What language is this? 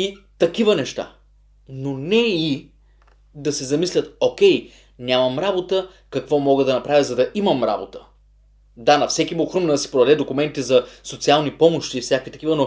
Bulgarian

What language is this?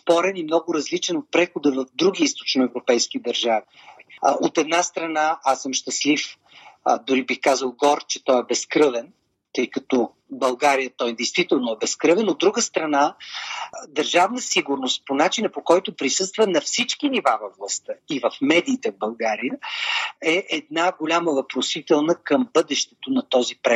Bulgarian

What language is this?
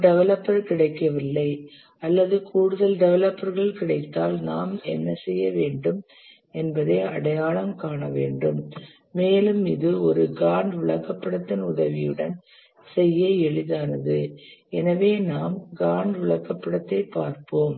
Tamil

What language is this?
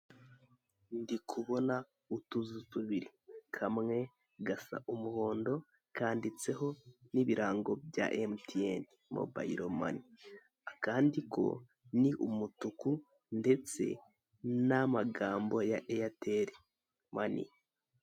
Kinyarwanda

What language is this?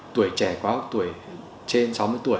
Vietnamese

